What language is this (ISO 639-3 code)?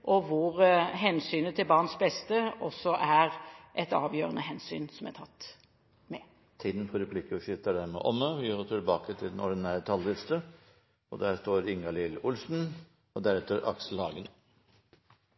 nor